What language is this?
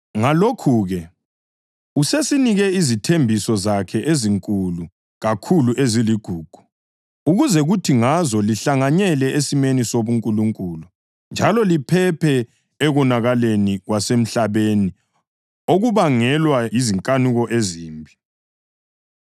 North Ndebele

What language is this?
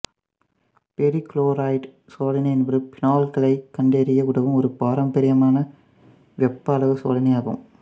Tamil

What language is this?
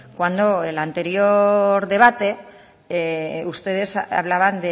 Spanish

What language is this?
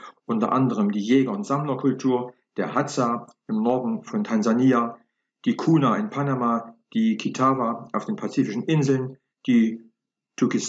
German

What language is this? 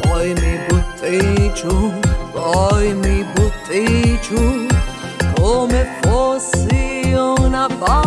Romanian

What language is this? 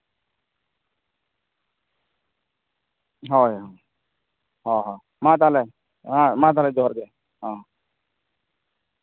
Santali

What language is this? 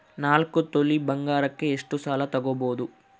Kannada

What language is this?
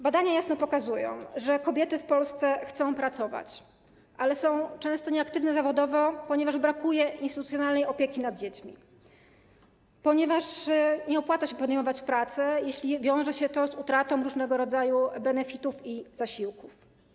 Polish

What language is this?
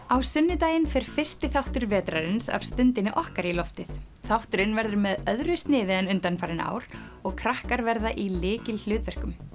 Icelandic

